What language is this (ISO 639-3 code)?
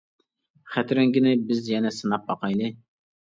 uig